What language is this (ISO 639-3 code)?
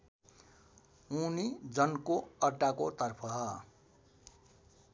nep